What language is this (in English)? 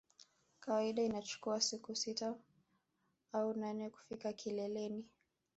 Swahili